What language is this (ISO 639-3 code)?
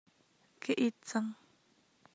cnh